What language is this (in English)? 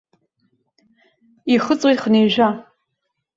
Abkhazian